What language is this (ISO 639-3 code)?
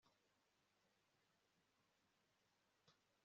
kin